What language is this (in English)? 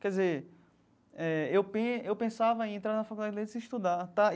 Portuguese